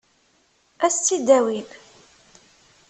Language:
Kabyle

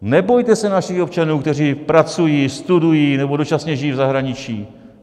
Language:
Czech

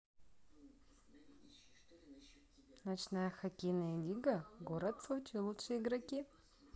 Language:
Russian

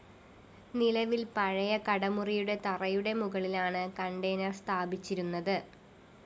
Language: Malayalam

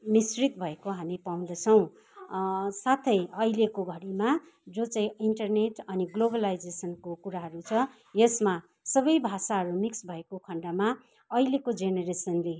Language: Nepali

